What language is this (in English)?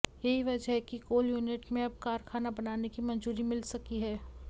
Hindi